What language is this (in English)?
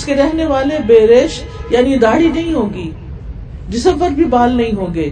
Urdu